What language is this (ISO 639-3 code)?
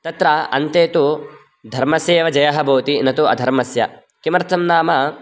san